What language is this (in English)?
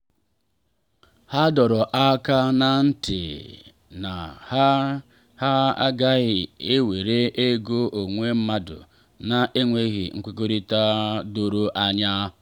Igbo